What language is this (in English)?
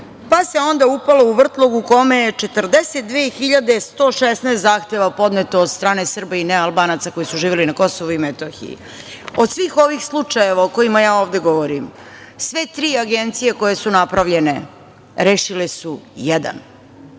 Serbian